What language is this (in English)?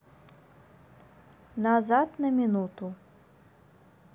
Russian